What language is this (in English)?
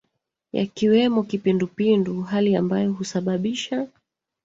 Swahili